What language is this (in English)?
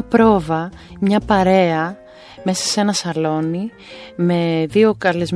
Greek